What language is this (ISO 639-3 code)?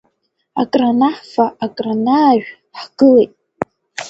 abk